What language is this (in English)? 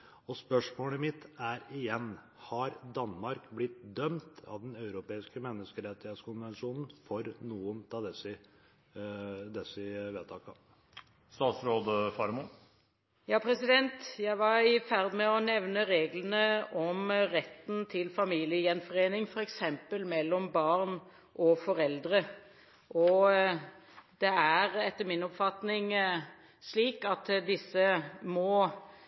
Norwegian Bokmål